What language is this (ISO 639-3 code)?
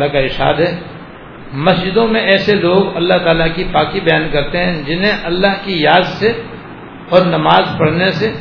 urd